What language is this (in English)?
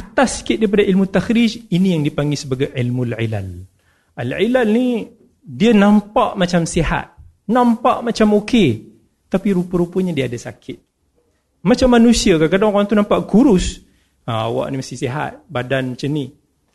Malay